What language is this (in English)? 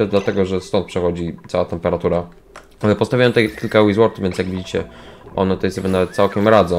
Polish